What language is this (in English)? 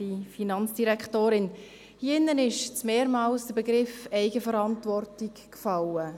Swiss German